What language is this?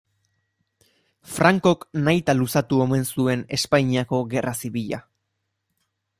Basque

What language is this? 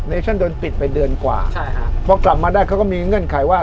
Thai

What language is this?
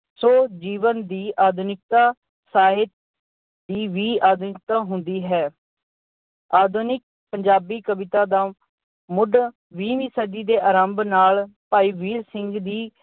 Punjabi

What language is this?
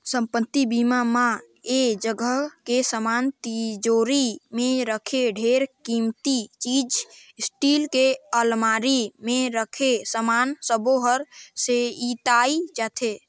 Chhattisgarhi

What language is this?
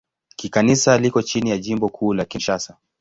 Swahili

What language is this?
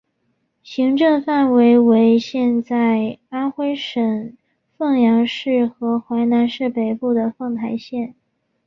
Chinese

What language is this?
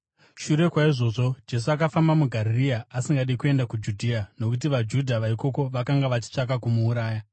Shona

